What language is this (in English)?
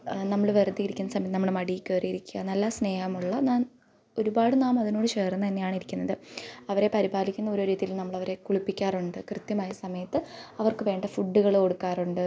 Malayalam